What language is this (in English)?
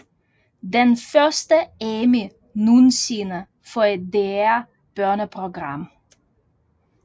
Danish